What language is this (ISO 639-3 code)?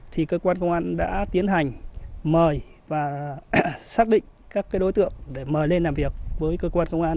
vie